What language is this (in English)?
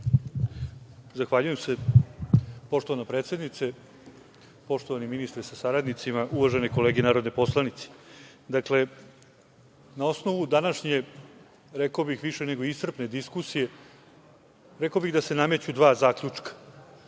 Serbian